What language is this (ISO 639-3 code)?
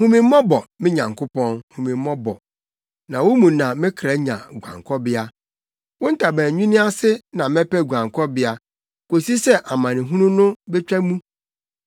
aka